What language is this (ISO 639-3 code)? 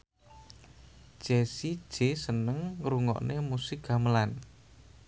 jav